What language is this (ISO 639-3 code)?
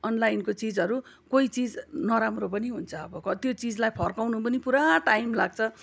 nep